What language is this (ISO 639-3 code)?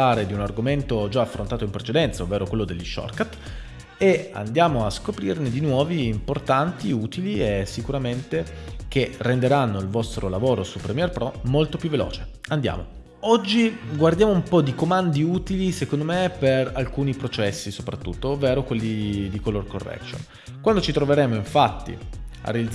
ita